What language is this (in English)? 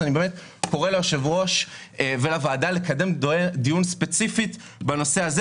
Hebrew